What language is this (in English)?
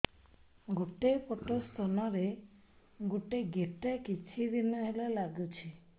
Odia